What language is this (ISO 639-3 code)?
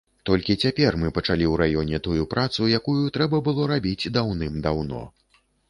bel